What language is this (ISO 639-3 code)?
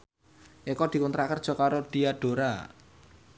jav